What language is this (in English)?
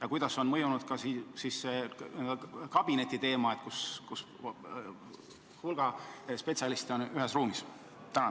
Estonian